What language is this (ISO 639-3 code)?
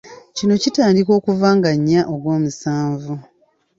lug